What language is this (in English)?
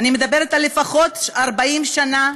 Hebrew